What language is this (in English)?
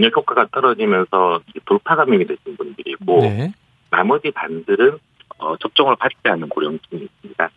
Korean